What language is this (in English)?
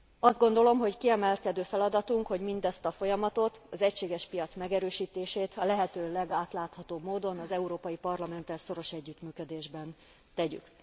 Hungarian